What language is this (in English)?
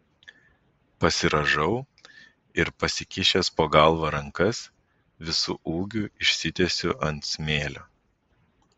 Lithuanian